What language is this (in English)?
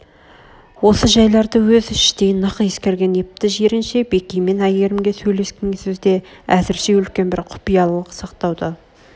Kazakh